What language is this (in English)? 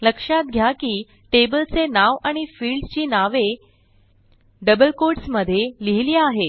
Marathi